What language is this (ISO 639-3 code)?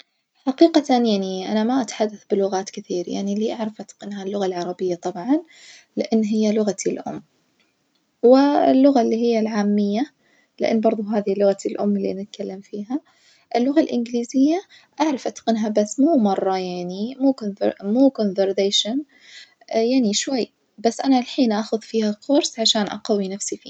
ars